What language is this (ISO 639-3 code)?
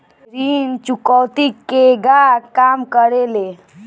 bho